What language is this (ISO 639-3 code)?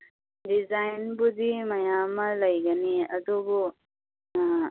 mni